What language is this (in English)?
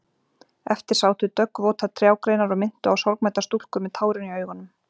Icelandic